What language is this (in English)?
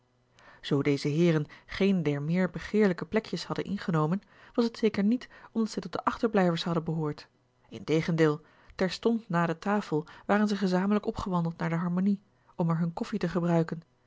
Dutch